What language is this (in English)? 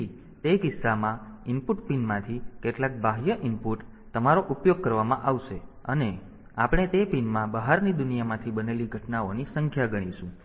Gujarati